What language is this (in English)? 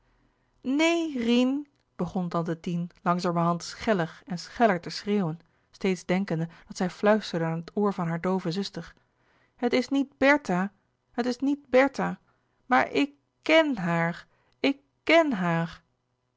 Dutch